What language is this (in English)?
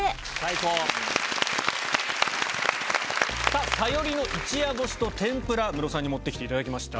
Japanese